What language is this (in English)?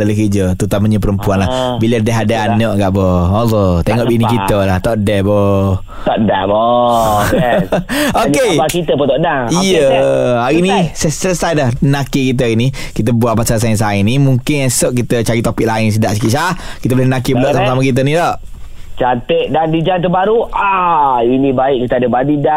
Malay